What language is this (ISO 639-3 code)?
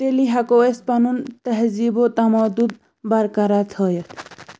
kas